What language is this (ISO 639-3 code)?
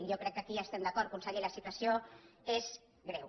cat